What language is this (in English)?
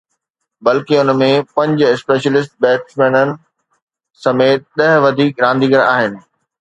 Sindhi